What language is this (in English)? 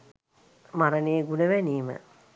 Sinhala